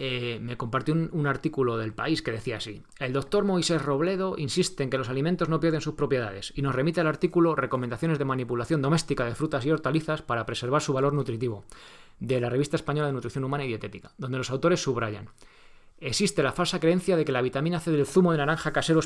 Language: Spanish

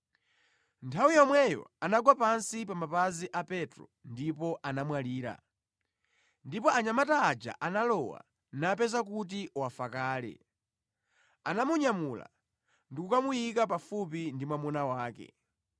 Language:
Nyanja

